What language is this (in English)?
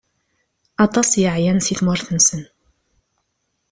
Kabyle